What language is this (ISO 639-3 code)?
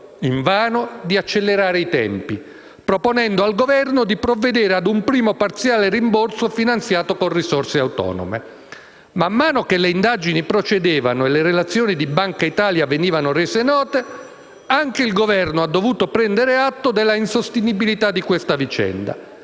ita